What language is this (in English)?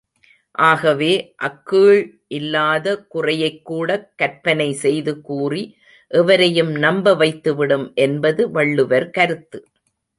Tamil